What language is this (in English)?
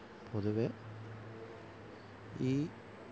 Malayalam